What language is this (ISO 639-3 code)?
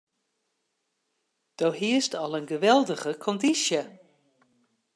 fry